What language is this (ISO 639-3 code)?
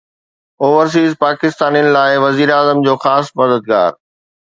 snd